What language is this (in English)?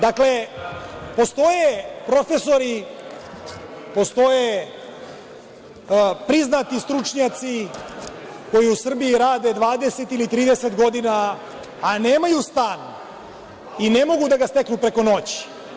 Serbian